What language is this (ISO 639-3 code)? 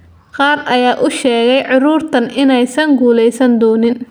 som